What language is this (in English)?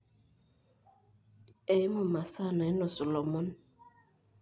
Masai